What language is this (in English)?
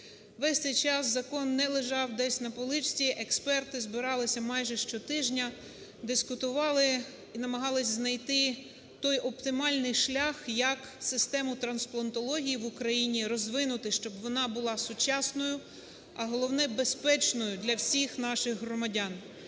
Ukrainian